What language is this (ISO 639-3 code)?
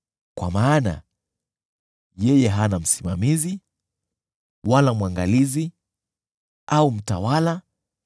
swa